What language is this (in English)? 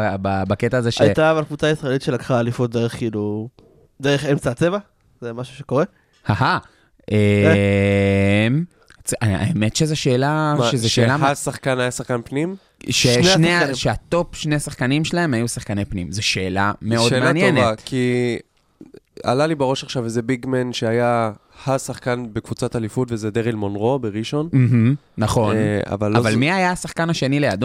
Hebrew